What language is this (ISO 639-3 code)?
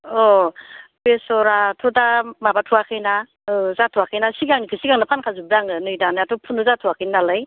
brx